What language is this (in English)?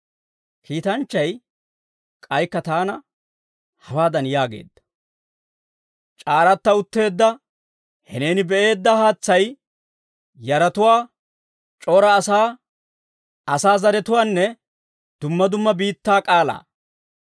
Dawro